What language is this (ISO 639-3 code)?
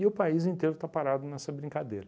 por